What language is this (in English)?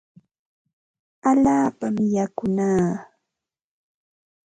Ambo-Pasco Quechua